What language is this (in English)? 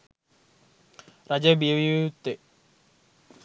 Sinhala